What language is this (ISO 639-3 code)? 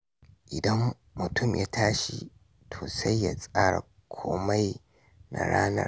hau